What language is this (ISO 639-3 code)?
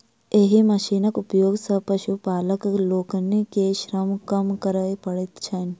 mai